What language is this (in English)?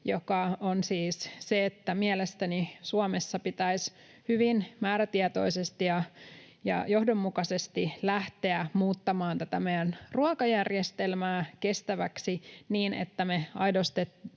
Finnish